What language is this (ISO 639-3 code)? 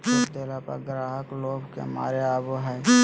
mag